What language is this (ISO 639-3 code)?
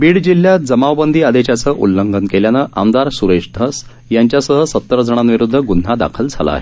mar